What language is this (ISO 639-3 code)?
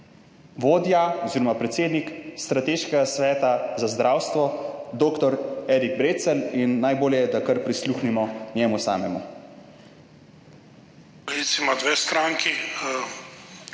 slv